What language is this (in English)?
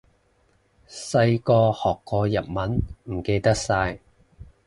Cantonese